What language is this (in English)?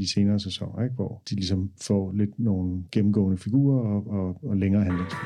Danish